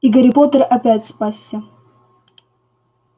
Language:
Russian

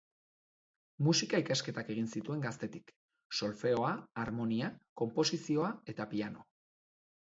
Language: Basque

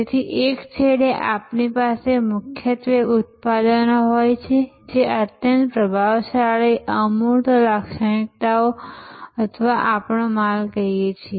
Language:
Gujarati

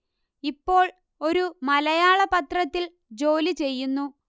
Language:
Malayalam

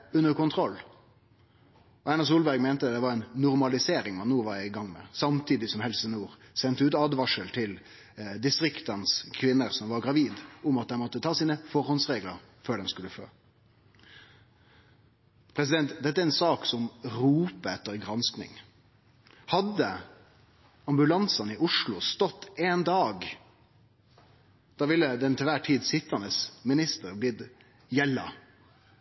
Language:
Norwegian Nynorsk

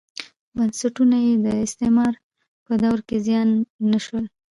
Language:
Pashto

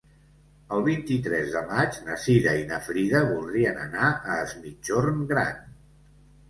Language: Catalan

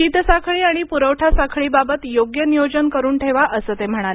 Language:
Marathi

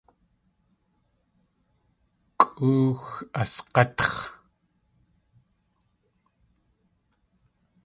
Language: Tlingit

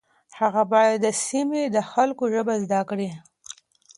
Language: Pashto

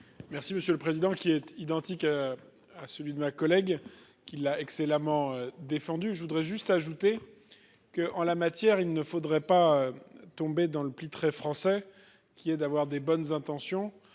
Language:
French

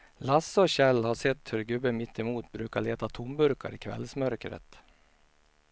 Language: Swedish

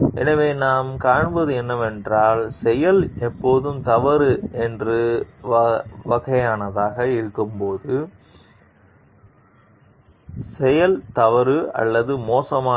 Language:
Tamil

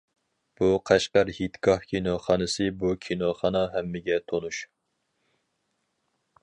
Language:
Uyghur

